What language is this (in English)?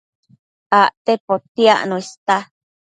Matsés